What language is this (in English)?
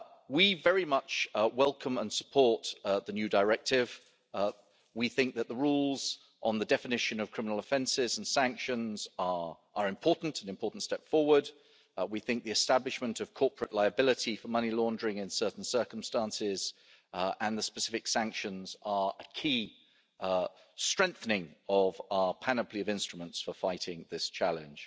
English